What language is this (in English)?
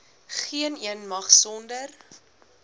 Afrikaans